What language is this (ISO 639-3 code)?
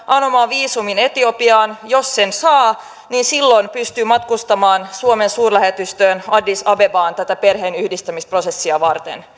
fin